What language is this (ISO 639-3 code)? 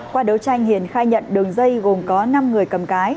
vie